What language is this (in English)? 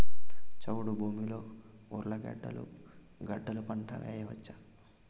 Telugu